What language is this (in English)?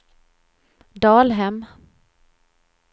Swedish